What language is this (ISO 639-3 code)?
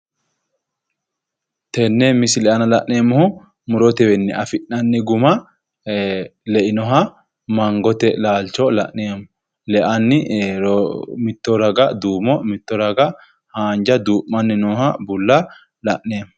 sid